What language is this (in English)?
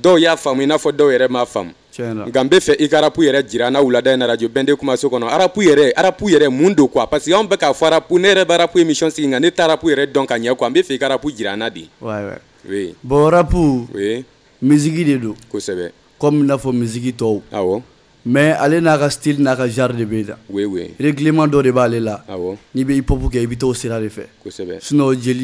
French